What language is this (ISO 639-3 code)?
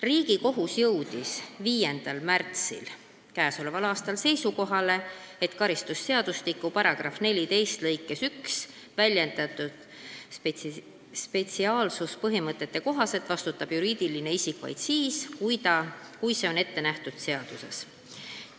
est